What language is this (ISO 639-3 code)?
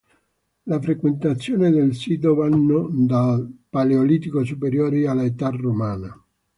ita